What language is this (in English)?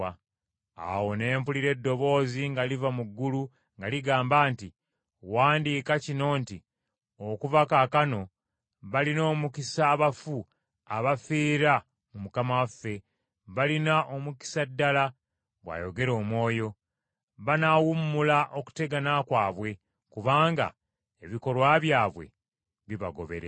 Ganda